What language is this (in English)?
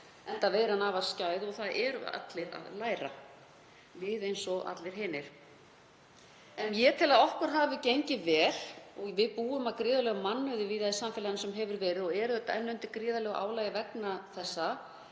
Icelandic